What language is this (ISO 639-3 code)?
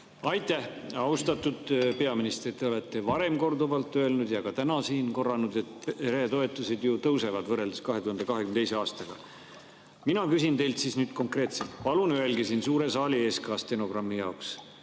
est